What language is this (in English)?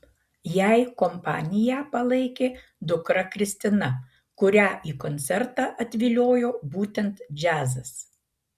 Lithuanian